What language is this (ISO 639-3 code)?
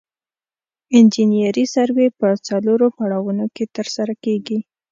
pus